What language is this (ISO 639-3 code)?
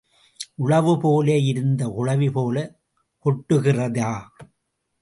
tam